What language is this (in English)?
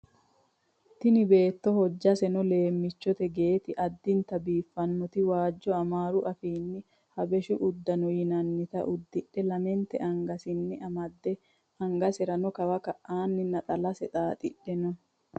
Sidamo